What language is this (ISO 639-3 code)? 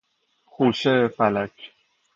fas